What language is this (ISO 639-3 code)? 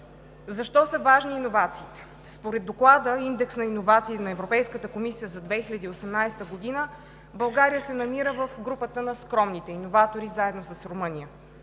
bul